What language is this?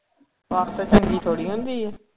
Punjabi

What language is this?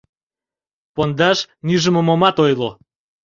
Mari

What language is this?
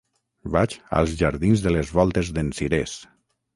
Catalan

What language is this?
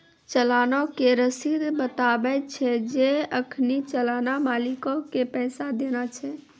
Maithili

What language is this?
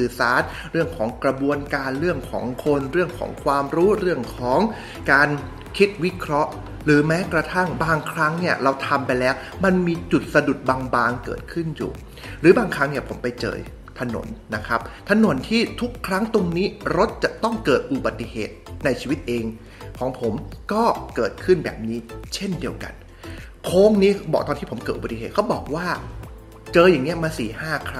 Thai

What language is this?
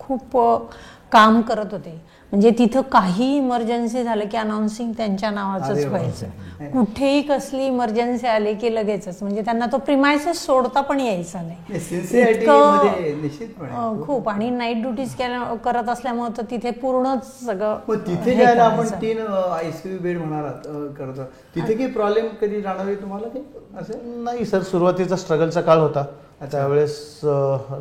Marathi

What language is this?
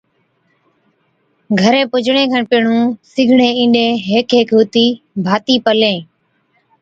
Od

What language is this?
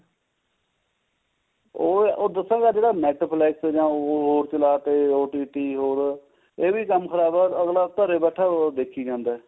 Punjabi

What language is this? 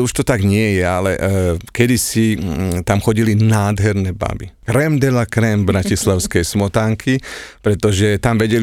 Slovak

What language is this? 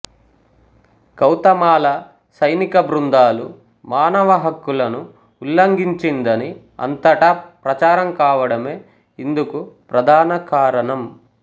Telugu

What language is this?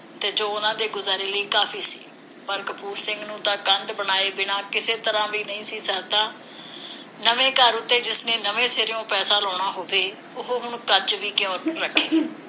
Punjabi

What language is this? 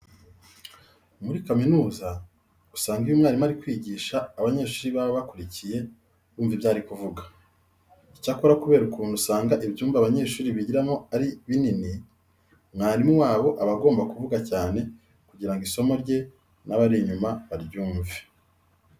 Kinyarwanda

